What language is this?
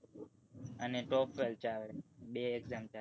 Gujarati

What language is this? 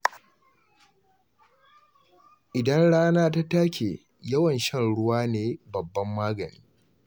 Hausa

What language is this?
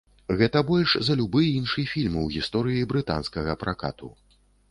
Belarusian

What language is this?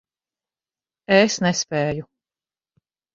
Latvian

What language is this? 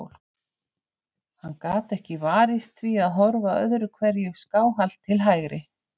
Icelandic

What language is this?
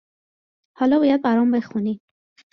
Persian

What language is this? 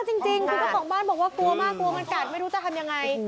Thai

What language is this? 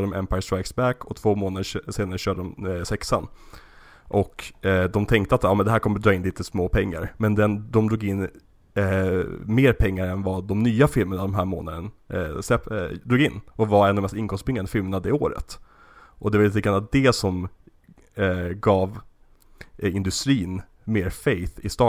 Swedish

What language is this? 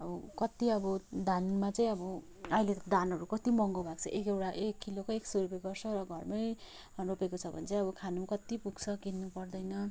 Nepali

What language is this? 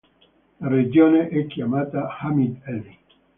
Italian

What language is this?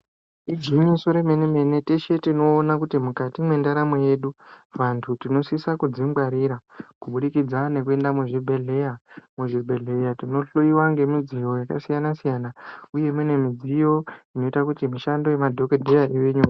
Ndau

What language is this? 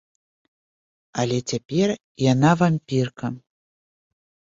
Belarusian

